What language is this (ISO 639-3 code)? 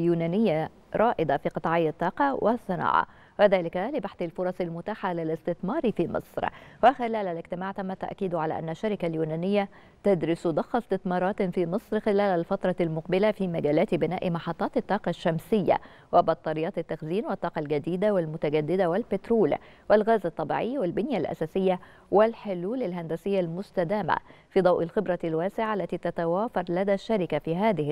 ara